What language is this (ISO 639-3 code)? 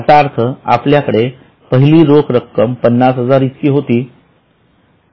mar